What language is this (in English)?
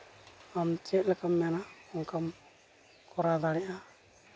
Santali